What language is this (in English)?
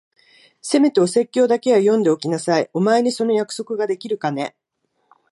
Japanese